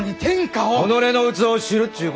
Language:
Japanese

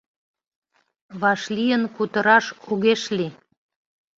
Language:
Mari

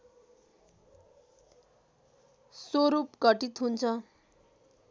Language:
Nepali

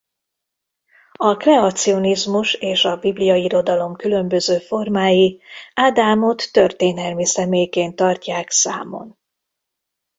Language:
Hungarian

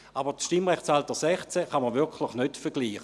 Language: Swiss German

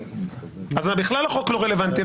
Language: Hebrew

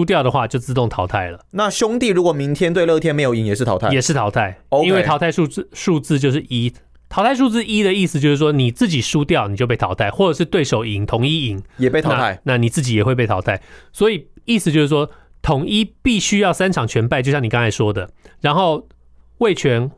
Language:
Chinese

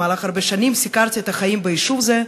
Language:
Hebrew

